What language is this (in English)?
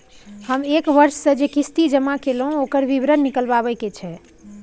Maithili